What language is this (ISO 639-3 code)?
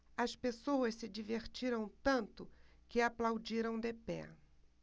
por